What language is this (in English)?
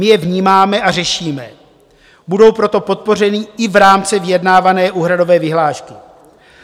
Czech